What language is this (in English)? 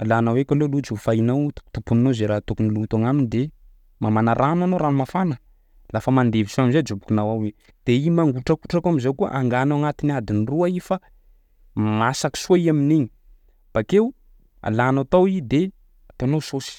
Sakalava Malagasy